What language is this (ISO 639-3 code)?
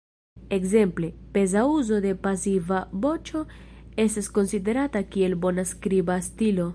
epo